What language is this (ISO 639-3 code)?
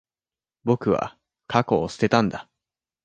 jpn